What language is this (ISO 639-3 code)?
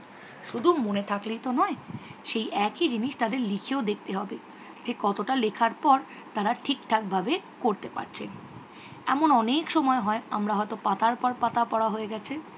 ben